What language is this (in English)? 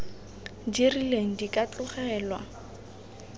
Tswana